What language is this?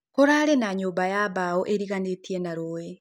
Kikuyu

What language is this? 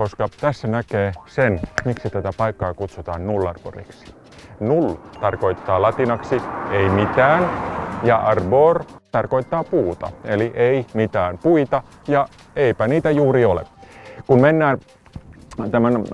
Finnish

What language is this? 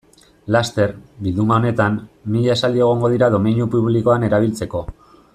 Basque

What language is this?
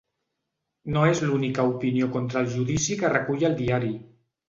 Catalan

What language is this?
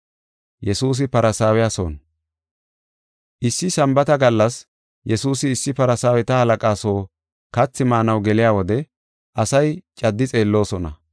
Gofa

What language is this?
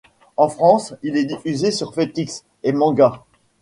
French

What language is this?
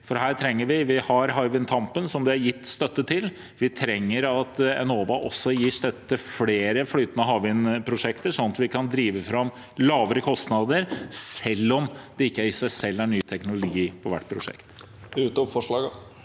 Norwegian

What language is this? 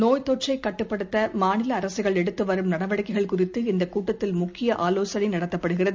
Tamil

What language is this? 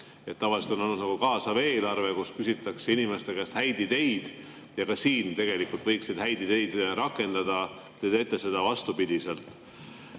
Estonian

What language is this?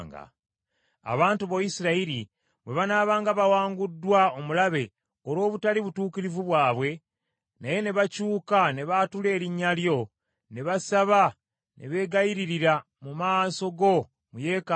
Ganda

